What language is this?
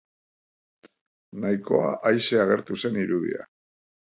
Basque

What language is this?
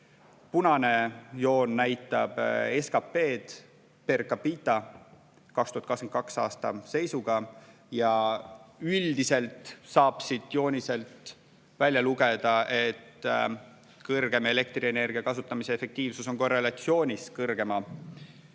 Estonian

